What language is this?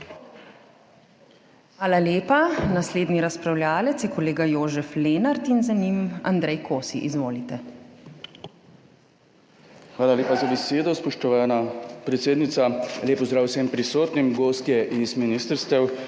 Slovenian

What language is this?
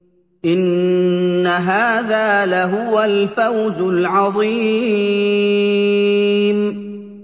Arabic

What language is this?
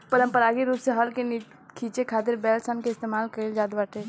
Bhojpuri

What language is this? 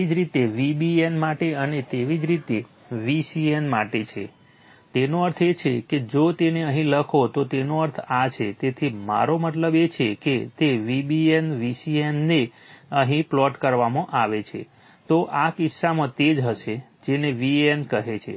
Gujarati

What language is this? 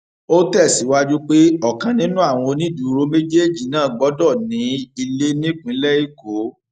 Yoruba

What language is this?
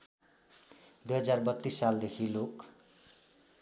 Nepali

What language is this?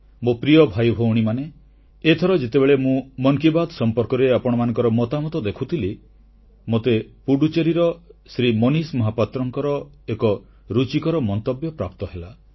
Odia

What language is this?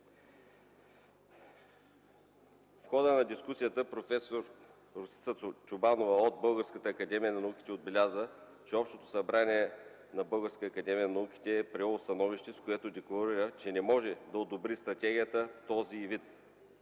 Bulgarian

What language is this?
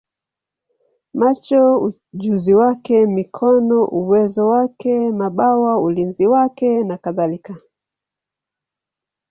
Swahili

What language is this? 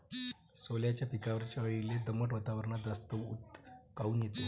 Marathi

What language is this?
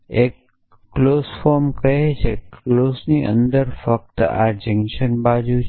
Gujarati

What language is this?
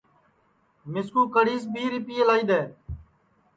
Sansi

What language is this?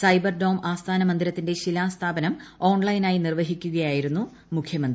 Malayalam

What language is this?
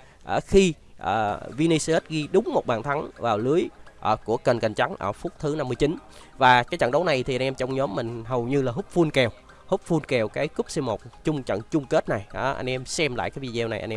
Vietnamese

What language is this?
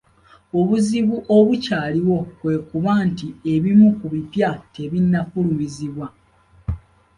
Ganda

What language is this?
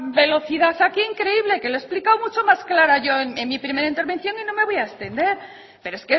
Spanish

